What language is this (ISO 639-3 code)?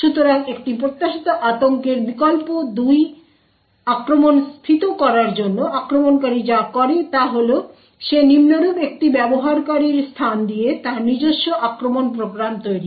ben